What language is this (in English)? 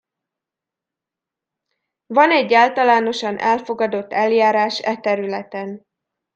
Hungarian